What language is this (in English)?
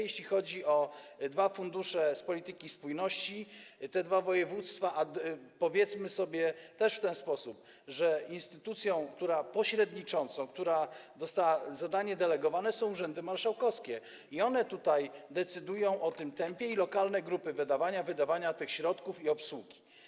Polish